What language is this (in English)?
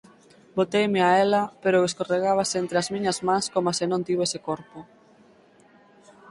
Galician